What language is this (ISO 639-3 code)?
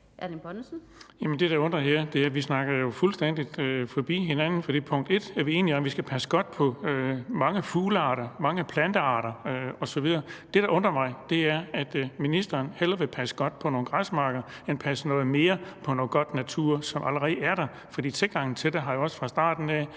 dan